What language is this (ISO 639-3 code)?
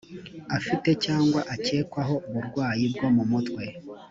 kin